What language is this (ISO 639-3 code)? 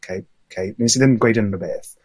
cym